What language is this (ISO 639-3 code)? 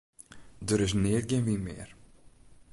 fry